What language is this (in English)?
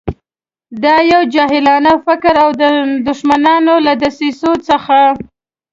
Pashto